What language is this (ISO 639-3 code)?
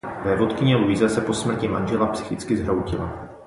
ces